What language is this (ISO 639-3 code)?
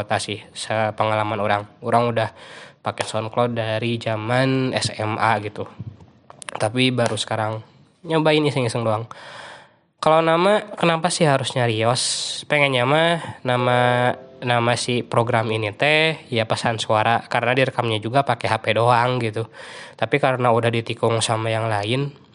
ind